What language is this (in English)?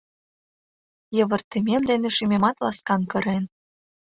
Mari